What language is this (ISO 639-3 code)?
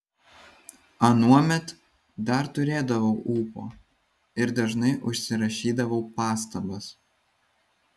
lit